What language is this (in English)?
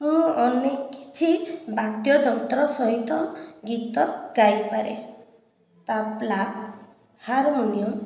Odia